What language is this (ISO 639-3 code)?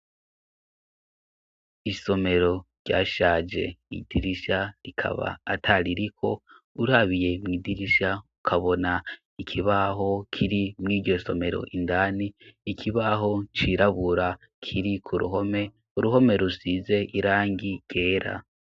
run